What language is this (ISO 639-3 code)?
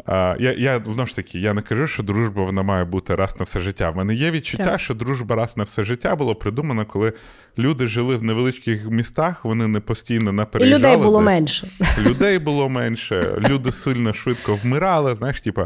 ukr